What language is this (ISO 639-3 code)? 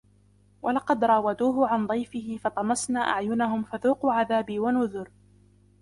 ara